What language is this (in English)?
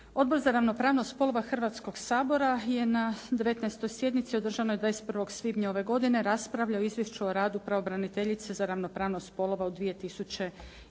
Croatian